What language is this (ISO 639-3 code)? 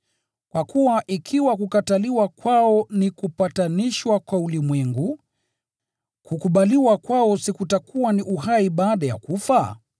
swa